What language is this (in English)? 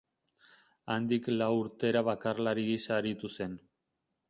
Basque